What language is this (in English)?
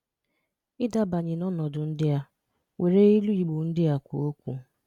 Igbo